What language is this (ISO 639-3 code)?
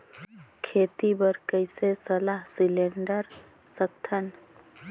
hne